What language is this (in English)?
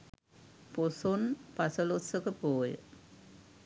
Sinhala